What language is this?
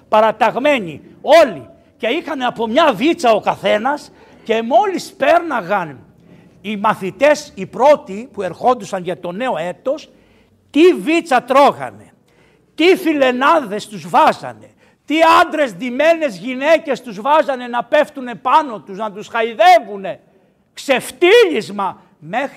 Greek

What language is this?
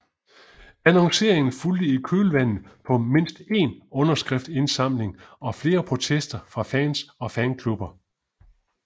Danish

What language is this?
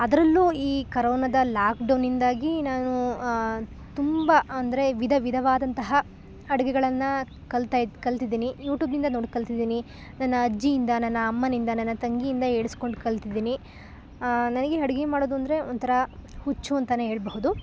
Kannada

